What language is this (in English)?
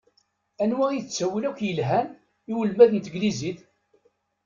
Kabyle